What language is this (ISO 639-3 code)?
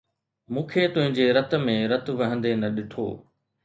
snd